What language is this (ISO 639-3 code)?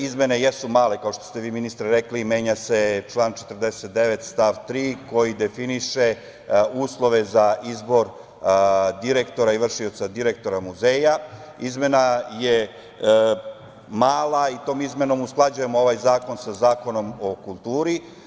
srp